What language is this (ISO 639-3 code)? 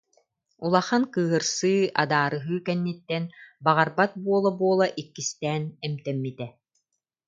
sah